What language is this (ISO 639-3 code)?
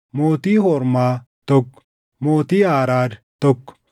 orm